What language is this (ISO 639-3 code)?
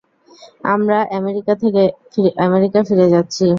ben